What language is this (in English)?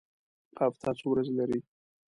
Pashto